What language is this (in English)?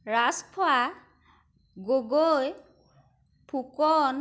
Assamese